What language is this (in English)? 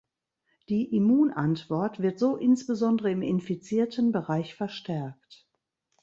German